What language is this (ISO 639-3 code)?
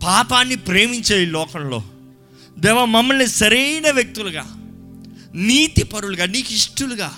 tel